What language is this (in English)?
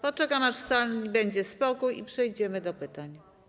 Polish